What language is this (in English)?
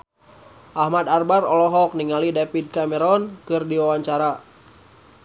Sundanese